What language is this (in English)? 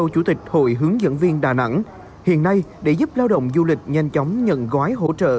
Vietnamese